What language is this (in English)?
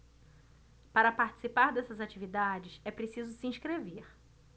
Portuguese